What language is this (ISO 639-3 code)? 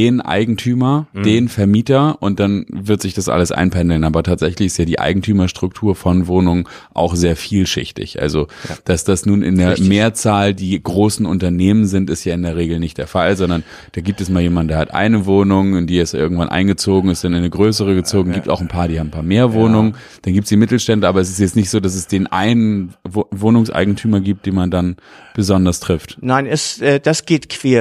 deu